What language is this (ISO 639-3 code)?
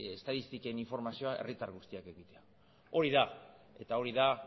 eus